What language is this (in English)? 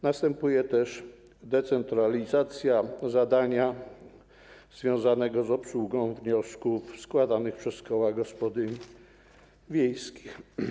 Polish